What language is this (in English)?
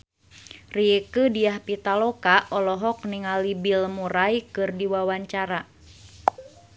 Sundanese